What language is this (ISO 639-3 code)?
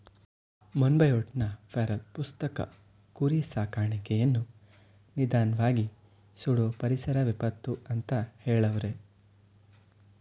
kan